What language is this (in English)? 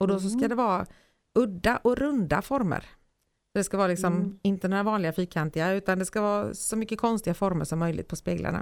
Swedish